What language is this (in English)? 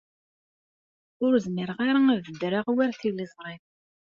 Kabyle